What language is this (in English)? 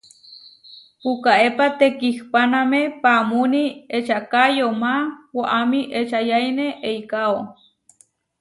Huarijio